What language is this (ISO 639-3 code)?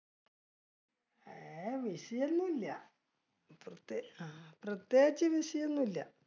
mal